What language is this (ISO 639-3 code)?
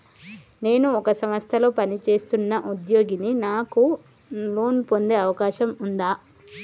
tel